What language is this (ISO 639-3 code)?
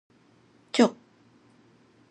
nan